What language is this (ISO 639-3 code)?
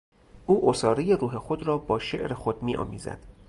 fas